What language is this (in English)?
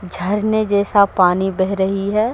Hindi